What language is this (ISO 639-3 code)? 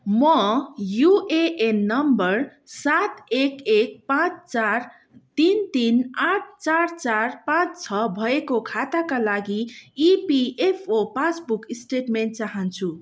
nep